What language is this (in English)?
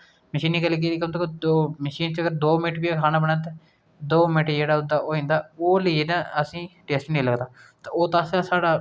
Dogri